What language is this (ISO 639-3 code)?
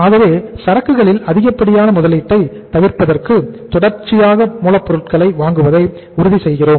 tam